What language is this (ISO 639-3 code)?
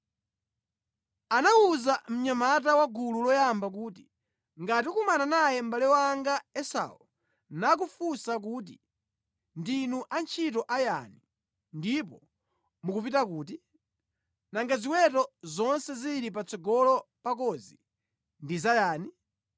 nya